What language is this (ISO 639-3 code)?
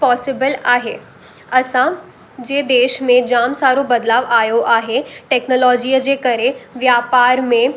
snd